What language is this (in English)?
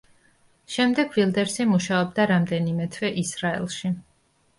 Georgian